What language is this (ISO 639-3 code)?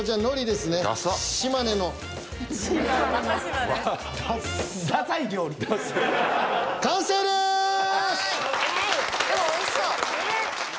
jpn